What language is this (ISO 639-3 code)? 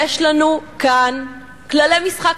heb